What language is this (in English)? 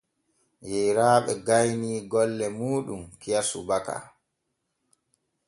Borgu Fulfulde